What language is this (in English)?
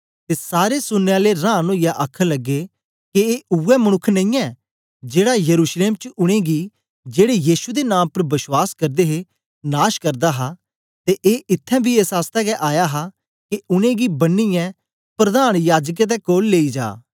Dogri